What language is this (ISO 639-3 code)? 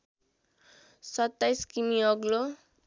nep